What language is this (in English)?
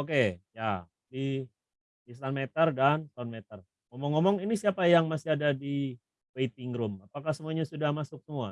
Indonesian